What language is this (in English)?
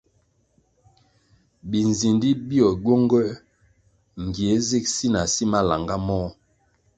Kwasio